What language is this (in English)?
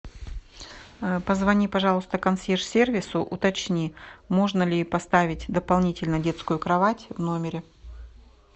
Russian